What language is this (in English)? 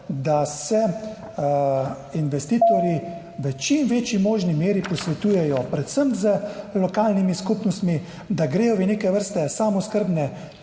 Slovenian